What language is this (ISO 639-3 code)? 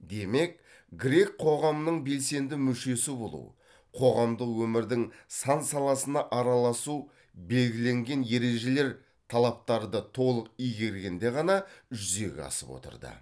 kaz